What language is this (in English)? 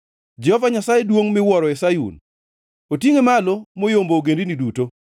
Luo (Kenya and Tanzania)